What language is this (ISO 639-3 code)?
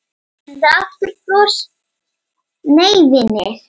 isl